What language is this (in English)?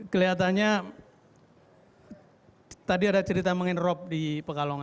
Indonesian